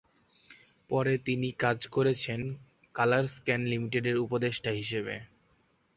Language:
Bangla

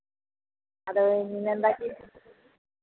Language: Santali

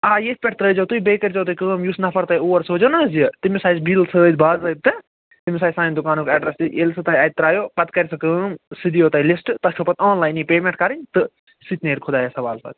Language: Kashmiri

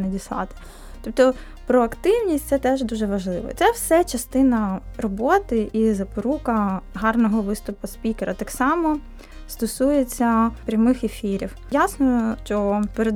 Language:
Ukrainian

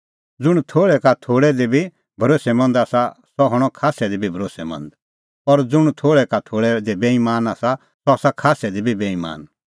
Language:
Kullu Pahari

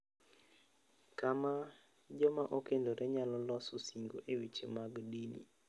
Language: Luo (Kenya and Tanzania)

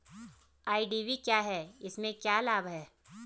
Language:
Hindi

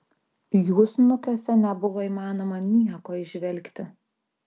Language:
Lithuanian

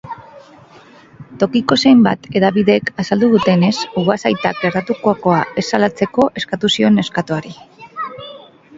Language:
Basque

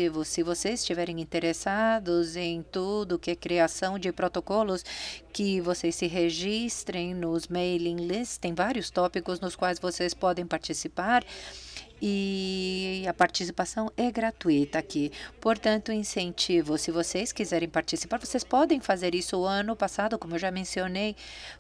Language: Portuguese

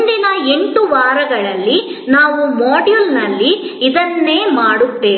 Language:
Kannada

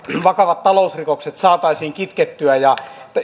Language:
Finnish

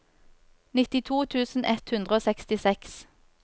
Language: Norwegian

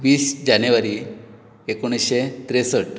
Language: Konkani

